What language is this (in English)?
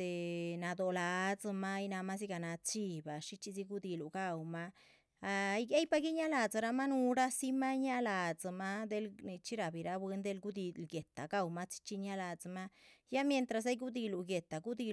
Chichicapan Zapotec